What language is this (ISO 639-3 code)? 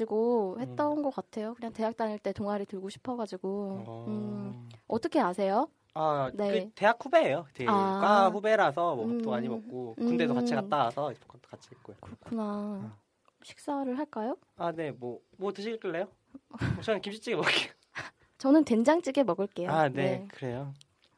kor